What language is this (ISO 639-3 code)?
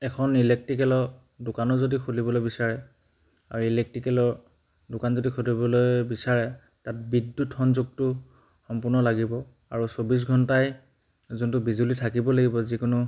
asm